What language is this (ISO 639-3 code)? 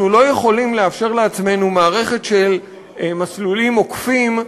heb